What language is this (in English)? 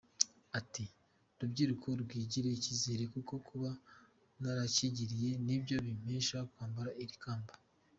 Kinyarwanda